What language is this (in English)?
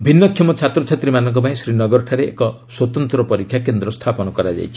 Odia